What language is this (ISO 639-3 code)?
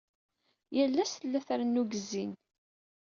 kab